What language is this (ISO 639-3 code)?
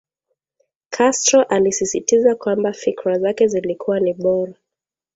swa